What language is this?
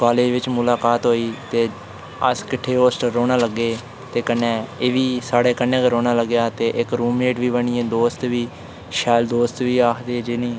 Dogri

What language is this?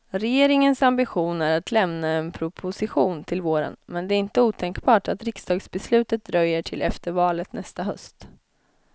Swedish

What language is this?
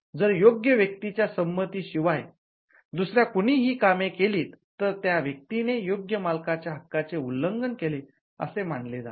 Marathi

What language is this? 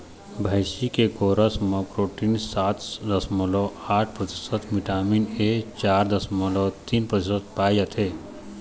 Chhattisgarhi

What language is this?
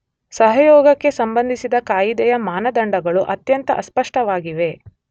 Kannada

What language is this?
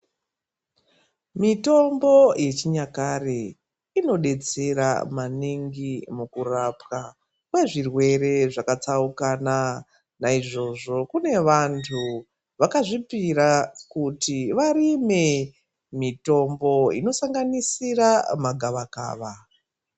Ndau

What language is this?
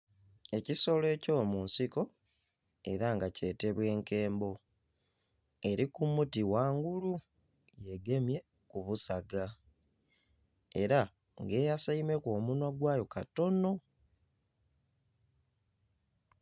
Soga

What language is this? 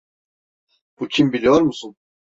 Turkish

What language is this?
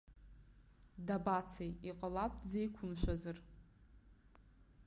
Abkhazian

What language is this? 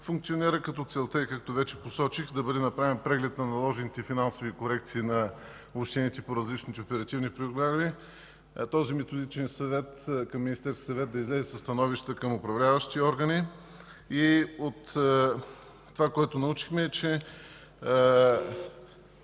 Bulgarian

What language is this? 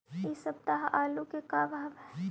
Magahi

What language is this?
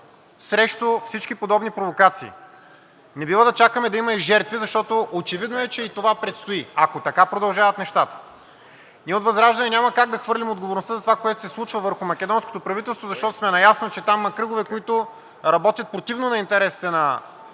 Bulgarian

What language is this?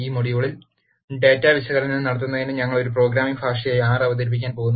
Malayalam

